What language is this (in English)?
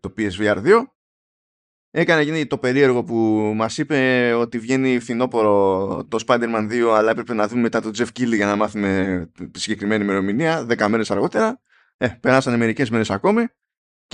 Greek